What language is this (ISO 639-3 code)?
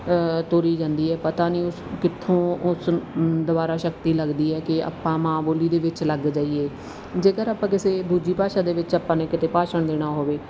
pan